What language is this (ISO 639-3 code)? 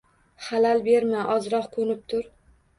uzb